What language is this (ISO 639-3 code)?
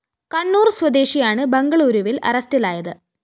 mal